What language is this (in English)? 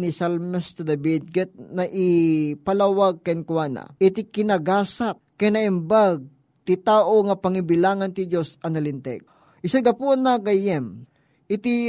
Filipino